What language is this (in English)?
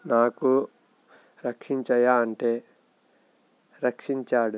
Telugu